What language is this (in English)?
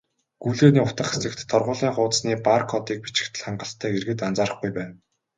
Mongolian